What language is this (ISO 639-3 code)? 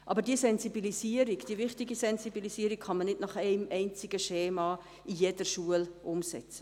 gsw